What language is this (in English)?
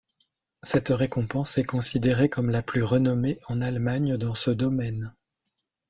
French